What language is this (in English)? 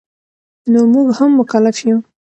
Pashto